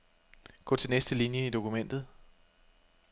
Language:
Danish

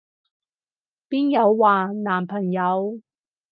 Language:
Cantonese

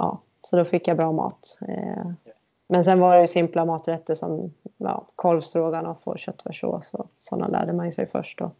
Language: Swedish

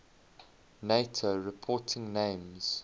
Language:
English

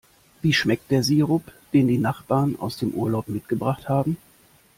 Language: German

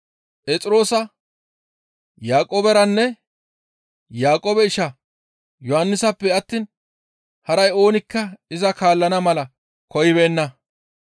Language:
Gamo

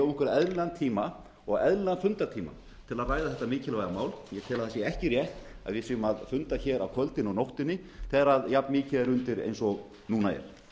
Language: Icelandic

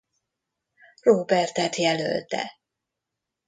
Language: Hungarian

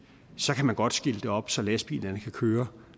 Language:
Danish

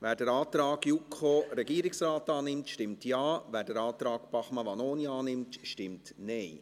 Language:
Swiss German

